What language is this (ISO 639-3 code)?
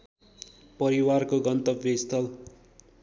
nep